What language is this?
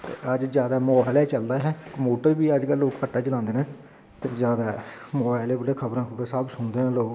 Dogri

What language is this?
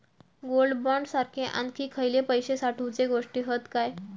Marathi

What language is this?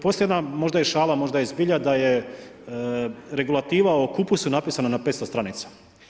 Croatian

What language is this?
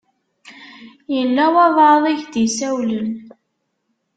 Kabyle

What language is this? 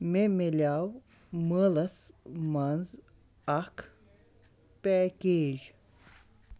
Kashmiri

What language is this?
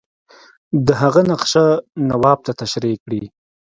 Pashto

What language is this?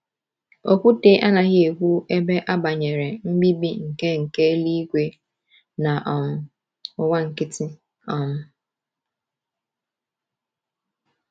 Igbo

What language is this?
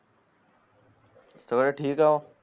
Marathi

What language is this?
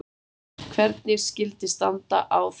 Icelandic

